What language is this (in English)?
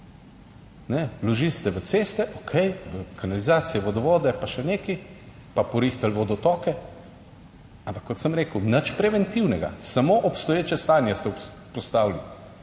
Slovenian